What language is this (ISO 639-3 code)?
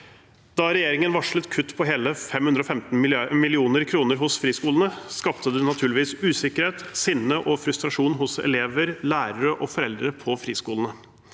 nor